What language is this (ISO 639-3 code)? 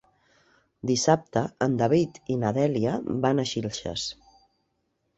cat